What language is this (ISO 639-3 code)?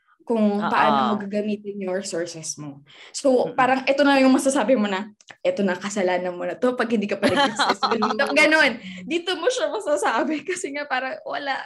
fil